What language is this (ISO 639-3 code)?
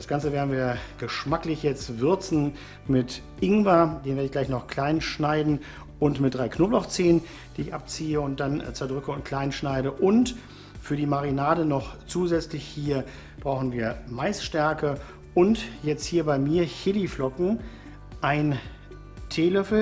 deu